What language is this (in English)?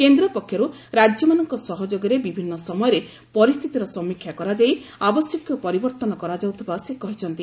Odia